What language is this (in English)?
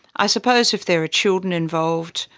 English